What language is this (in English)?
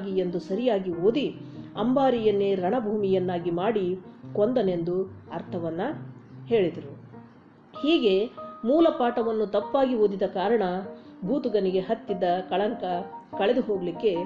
Kannada